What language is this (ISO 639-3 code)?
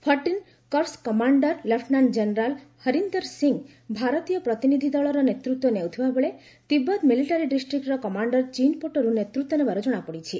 ori